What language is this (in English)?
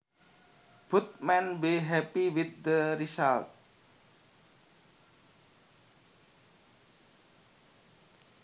Javanese